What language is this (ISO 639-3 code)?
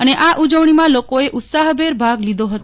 guj